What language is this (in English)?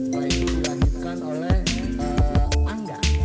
Indonesian